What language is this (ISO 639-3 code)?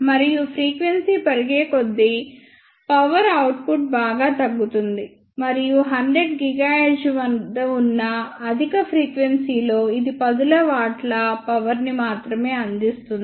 tel